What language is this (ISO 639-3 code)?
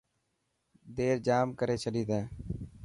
mki